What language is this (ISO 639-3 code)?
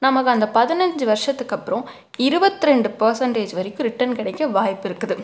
tam